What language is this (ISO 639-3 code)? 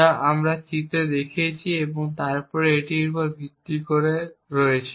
ben